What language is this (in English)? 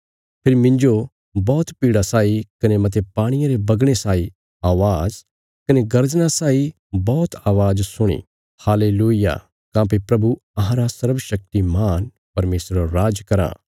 Bilaspuri